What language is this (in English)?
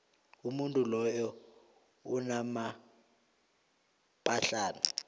South Ndebele